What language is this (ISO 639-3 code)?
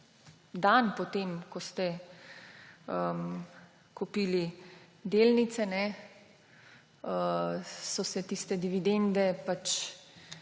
slv